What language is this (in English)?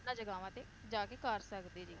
Punjabi